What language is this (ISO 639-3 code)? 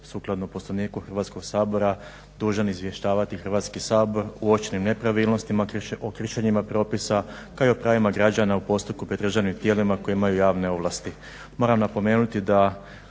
hrv